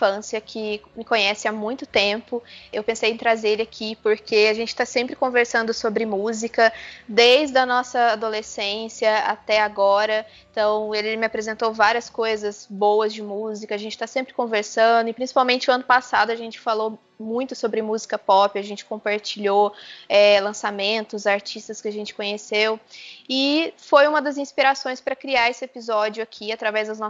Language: Portuguese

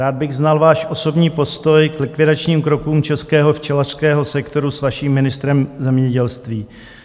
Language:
Czech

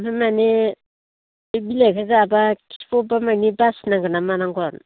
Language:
Bodo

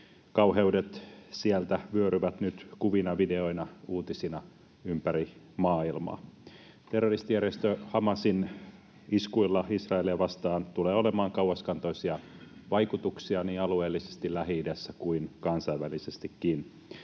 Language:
Finnish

